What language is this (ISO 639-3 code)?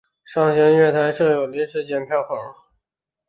zho